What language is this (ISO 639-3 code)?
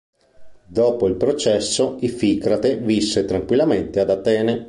ita